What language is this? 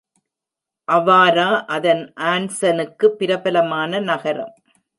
Tamil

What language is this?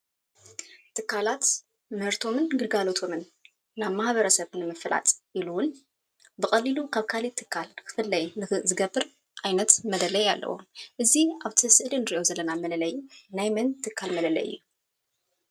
Tigrinya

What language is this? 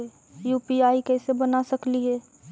Magahi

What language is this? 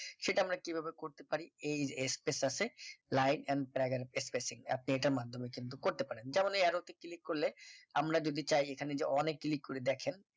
Bangla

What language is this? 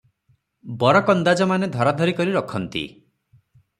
Odia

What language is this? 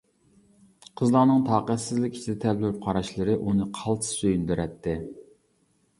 Uyghur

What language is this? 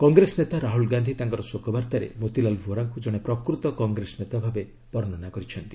Odia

